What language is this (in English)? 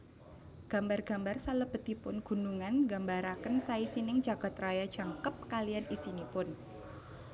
Javanese